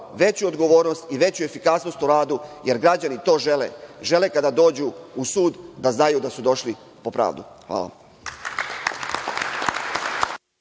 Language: Serbian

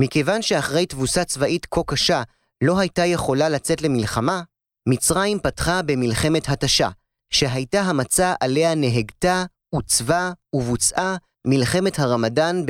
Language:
Hebrew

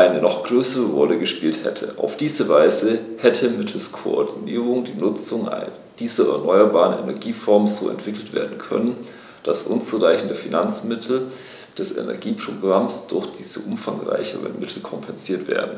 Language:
German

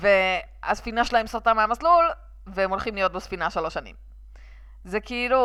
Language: Hebrew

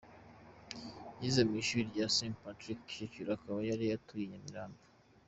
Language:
Kinyarwanda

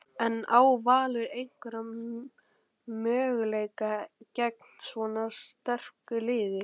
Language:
Icelandic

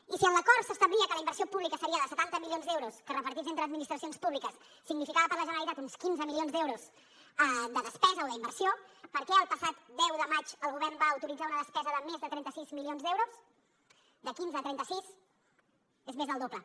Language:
Catalan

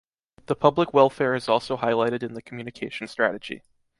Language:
English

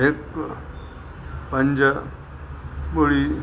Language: Sindhi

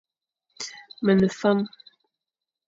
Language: Fang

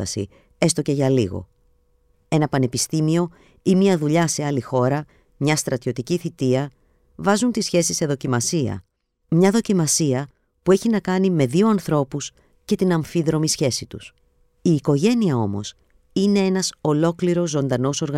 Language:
Greek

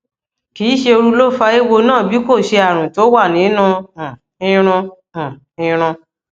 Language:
Yoruba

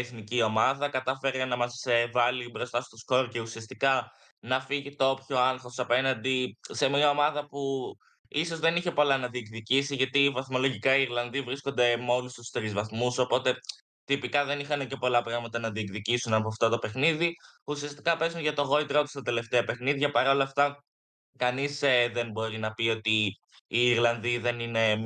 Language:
Greek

